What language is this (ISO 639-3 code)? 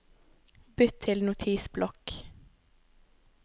nor